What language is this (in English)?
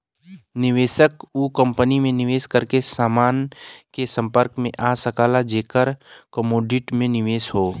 Bhojpuri